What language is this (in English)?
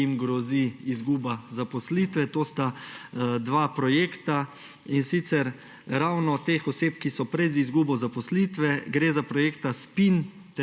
Slovenian